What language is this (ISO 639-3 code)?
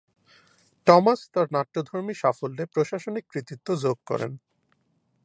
ben